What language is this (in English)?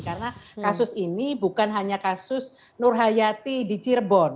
Indonesian